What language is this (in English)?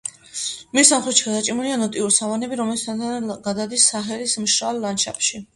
Georgian